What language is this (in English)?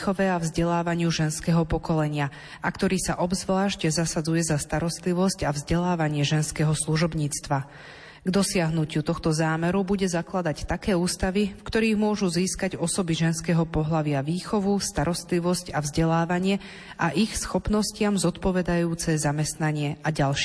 Slovak